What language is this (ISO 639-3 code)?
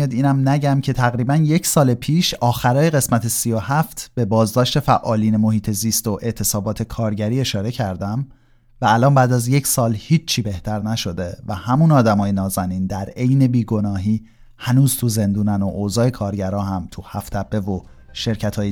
fas